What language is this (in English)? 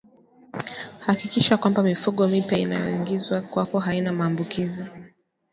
Swahili